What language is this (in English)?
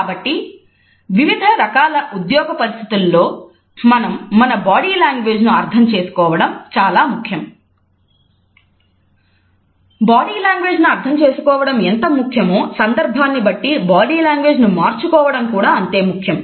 Telugu